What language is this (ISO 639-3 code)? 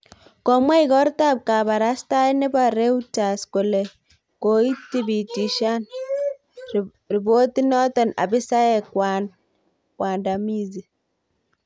kln